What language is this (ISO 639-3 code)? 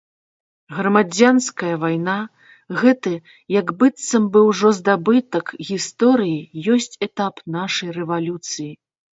bel